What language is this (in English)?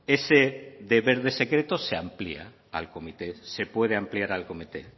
Spanish